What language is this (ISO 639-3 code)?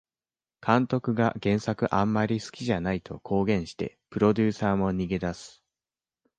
jpn